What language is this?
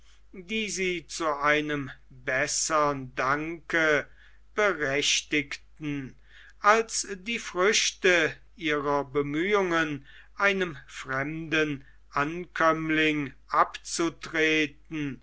German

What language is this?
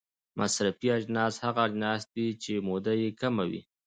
Pashto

